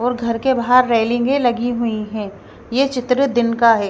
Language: Hindi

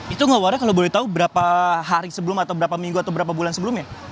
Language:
Indonesian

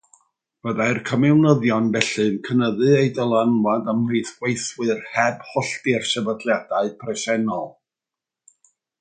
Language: Welsh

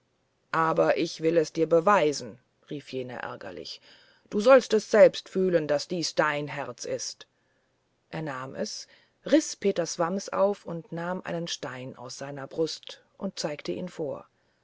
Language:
German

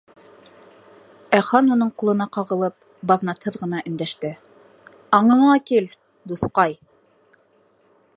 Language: Bashkir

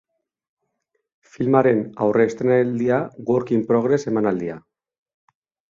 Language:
Basque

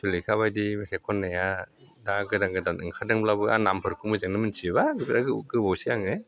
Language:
Bodo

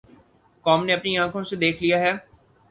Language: Urdu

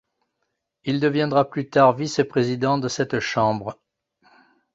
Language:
French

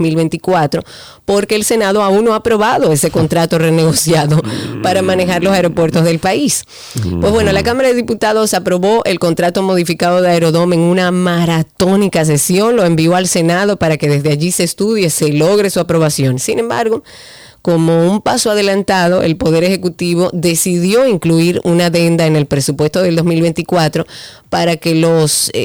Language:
Spanish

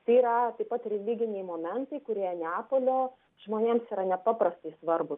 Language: Lithuanian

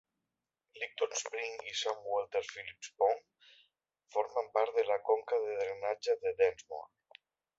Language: Catalan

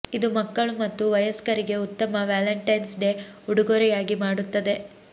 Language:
Kannada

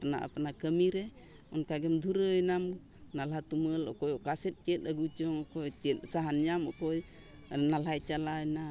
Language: Santali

